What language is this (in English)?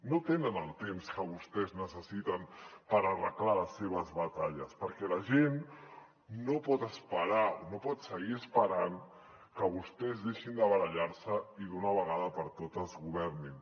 Catalan